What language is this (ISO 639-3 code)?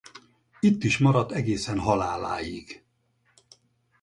hun